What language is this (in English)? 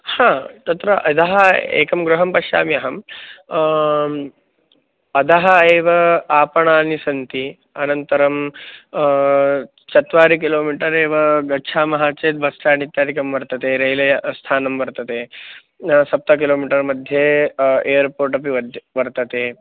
Sanskrit